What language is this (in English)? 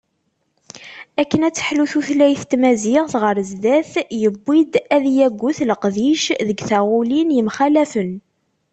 Kabyle